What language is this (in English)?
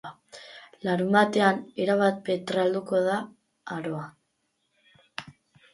Basque